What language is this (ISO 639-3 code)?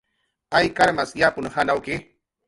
jqr